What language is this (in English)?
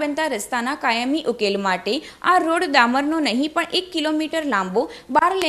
Hindi